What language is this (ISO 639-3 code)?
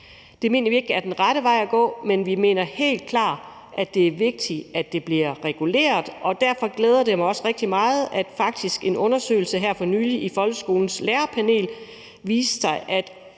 dan